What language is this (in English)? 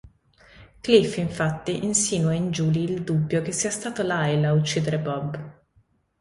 Italian